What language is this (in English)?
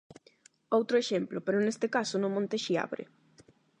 Galician